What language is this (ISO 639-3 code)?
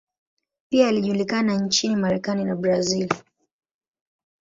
swa